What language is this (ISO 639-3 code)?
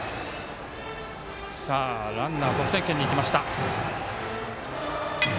jpn